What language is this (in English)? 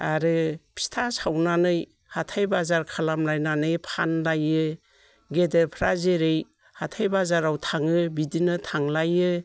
Bodo